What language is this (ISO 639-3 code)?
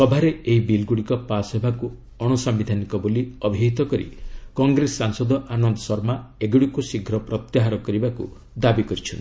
ori